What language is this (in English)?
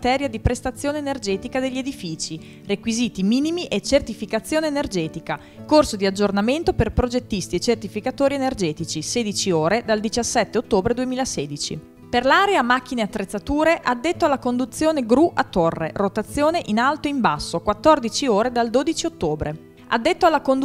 Italian